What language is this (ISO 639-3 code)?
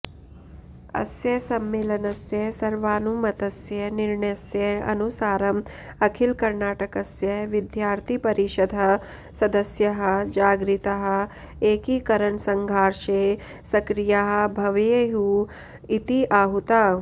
san